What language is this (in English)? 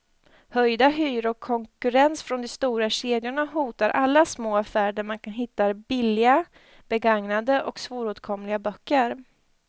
Swedish